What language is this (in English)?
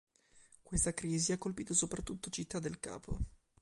Italian